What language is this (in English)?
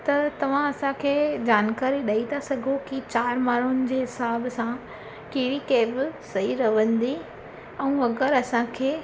Sindhi